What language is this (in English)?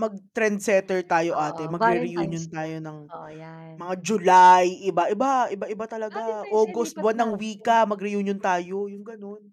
Filipino